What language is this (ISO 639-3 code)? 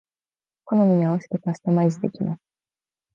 jpn